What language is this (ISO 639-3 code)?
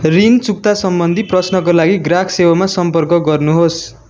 nep